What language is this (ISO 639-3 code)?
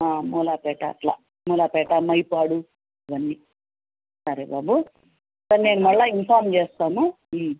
tel